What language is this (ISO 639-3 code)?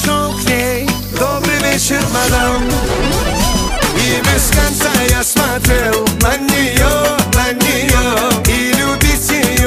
ara